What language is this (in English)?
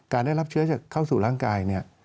Thai